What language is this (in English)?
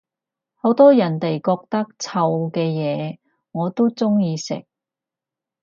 Cantonese